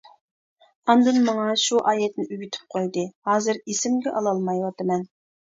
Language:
Uyghur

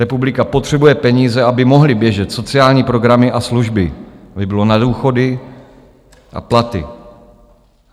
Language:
Czech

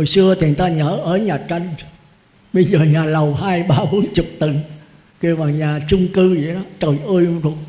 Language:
Vietnamese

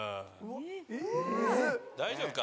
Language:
Japanese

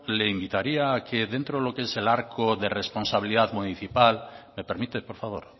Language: Spanish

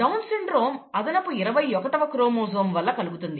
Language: Telugu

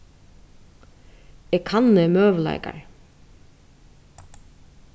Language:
Faroese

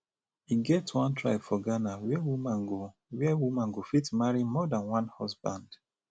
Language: Nigerian Pidgin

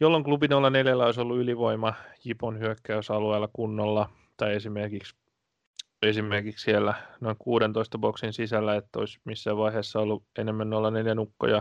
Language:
Finnish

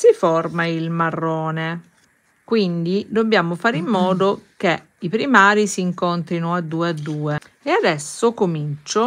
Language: Italian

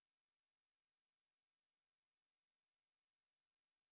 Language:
English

